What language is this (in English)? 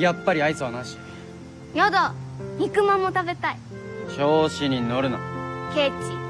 Japanese